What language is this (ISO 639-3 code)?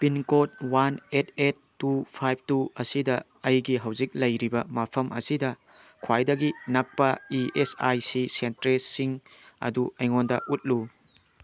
mni